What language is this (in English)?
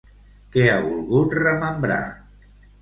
Catalan